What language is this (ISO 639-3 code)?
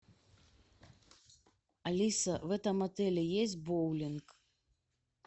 rus